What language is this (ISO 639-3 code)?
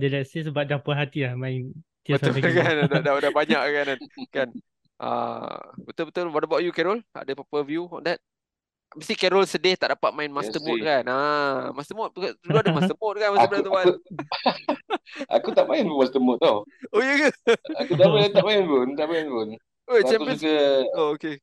msa